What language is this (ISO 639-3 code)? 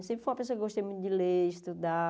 por